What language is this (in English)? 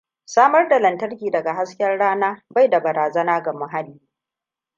Hausa